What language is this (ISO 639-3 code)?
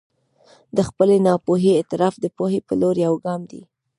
pus